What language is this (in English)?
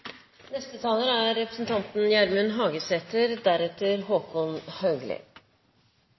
Norwegian